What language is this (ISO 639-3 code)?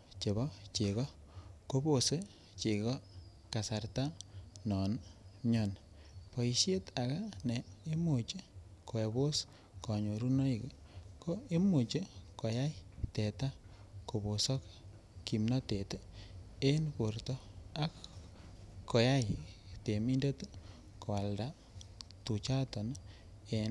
kln